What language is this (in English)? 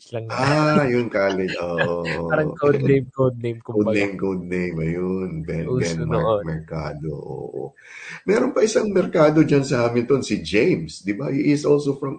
Filipino